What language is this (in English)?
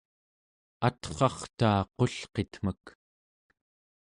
Central Yupik